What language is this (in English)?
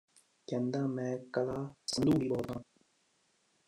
Punjabi